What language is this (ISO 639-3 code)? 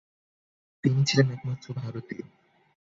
ben